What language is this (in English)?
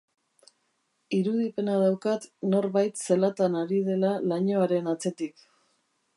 Basque